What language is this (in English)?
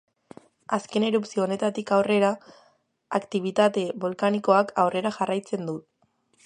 Basque